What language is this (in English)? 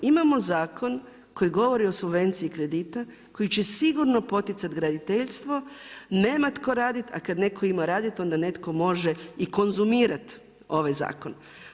Croatian